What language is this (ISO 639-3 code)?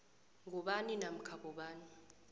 nbl